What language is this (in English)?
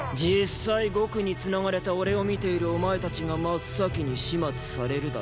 Japanese